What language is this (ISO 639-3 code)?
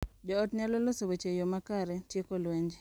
luo